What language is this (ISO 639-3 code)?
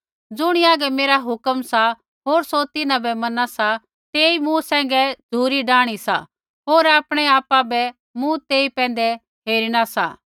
kfx